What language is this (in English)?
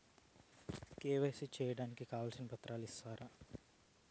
Telugu